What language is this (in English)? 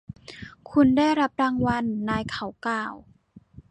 Thai